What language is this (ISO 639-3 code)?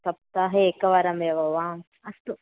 san